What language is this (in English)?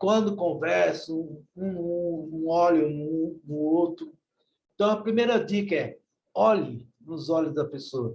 Portuguese